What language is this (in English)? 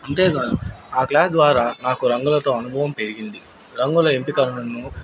Telugu